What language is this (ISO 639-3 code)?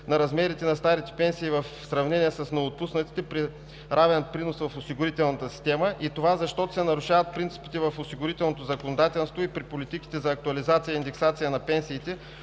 bul